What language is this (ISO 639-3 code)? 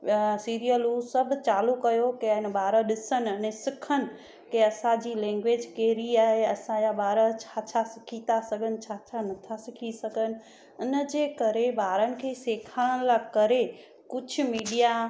snd